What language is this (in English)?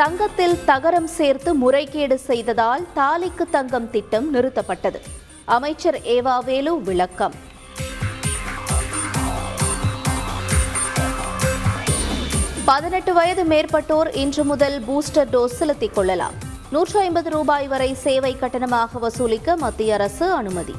Tamil